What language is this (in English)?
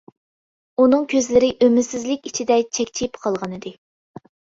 Uyghur